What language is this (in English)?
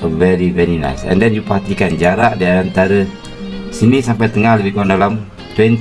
Malay